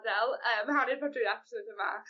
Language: Welsh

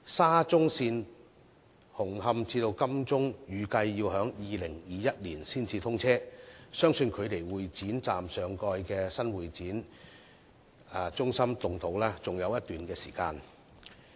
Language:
Cantonese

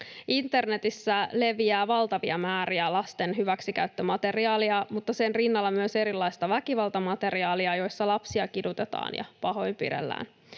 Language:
Finnish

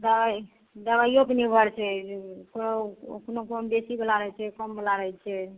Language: Maithili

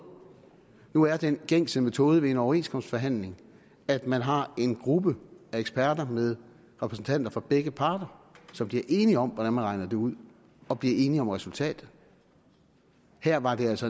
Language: Danish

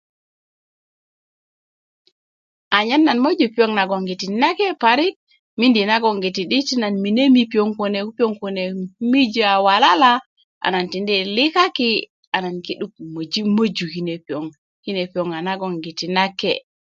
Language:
Kuku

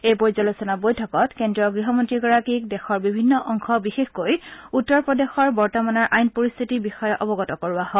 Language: Assamese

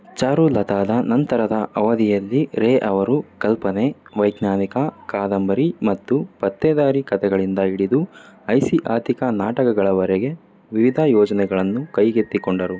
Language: Kannada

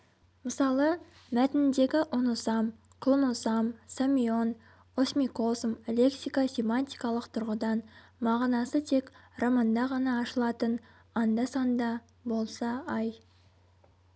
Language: Kazakh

